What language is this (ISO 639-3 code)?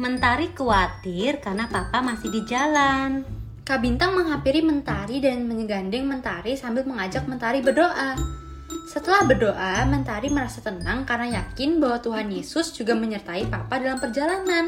ind